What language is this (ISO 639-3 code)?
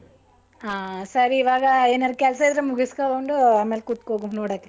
kan